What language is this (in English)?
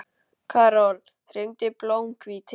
Icelandic